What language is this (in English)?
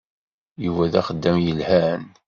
Kabyle